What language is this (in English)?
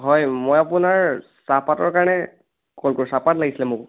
Assamese